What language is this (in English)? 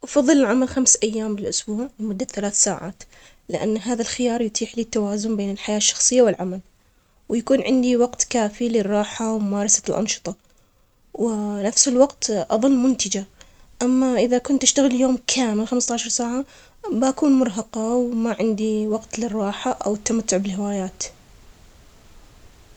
Omani Arabic